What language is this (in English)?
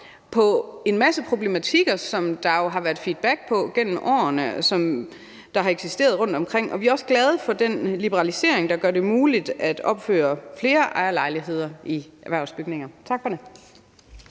Danish